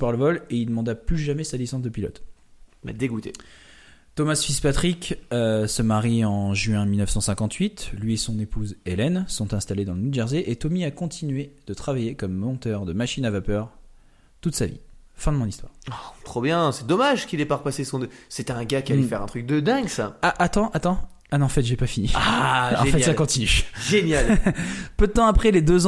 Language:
French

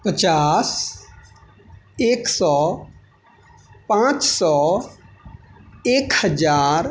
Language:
Maithili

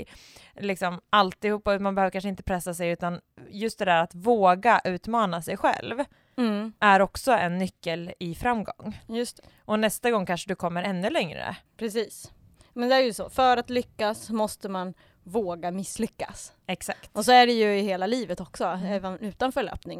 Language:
Swedish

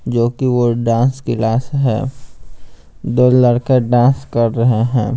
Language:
Hindi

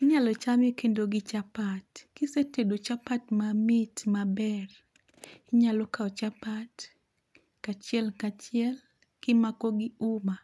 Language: Luo (Kenya and Tanzania)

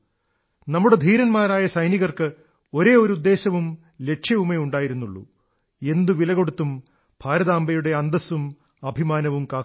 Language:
Malayalam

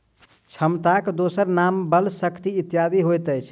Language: Maithili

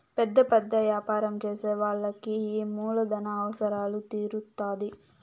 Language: Telugu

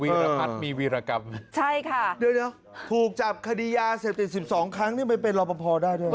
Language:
Thai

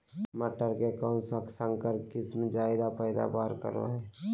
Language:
Magahi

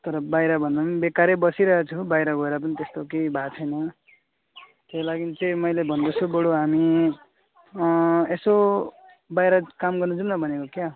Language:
Nepali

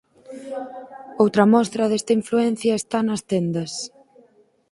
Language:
Galician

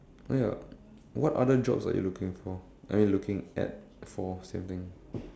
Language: English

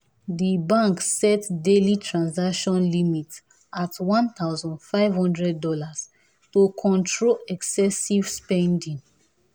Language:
Nigerian Pidgin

